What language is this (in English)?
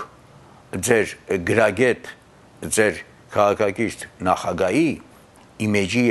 Romanian